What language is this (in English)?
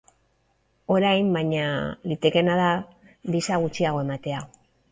Basque